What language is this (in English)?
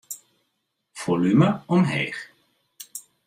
Western Frisian